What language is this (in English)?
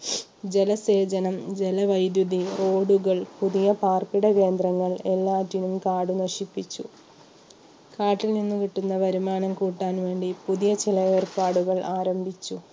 Malayalam